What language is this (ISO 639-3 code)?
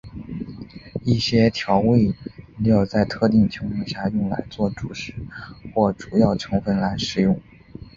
zho